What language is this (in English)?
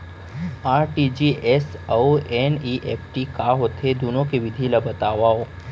Chhattisgarhi